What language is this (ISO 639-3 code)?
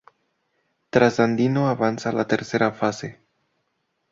spa